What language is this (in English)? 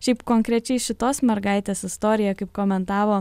Lithuanian